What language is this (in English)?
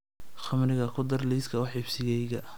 Somali